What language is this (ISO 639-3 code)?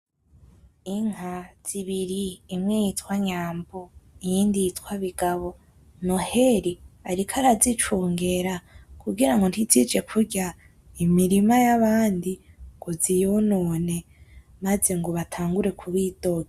run